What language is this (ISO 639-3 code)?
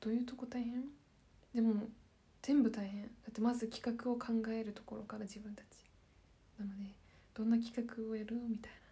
jpn